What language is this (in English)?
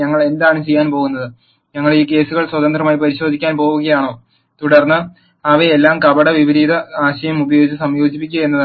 Malayalam